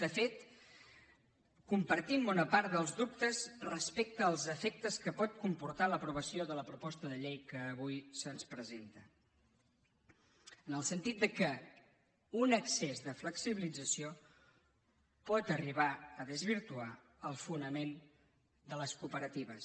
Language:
Catalan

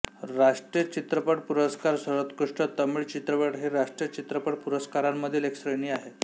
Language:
Marathi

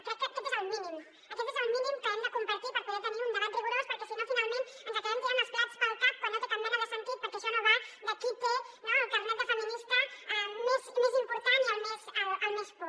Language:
Catalan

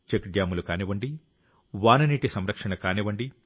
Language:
Telugu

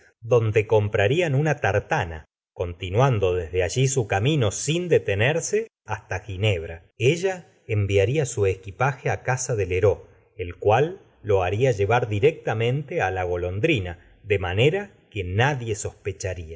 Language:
Spanish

